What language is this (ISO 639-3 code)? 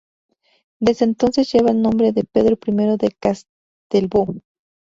spa